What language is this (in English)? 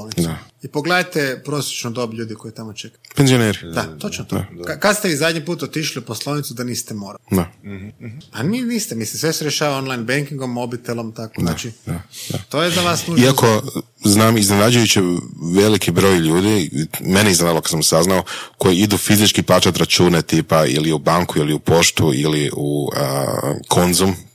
Croatian